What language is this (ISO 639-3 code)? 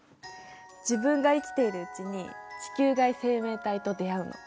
jpn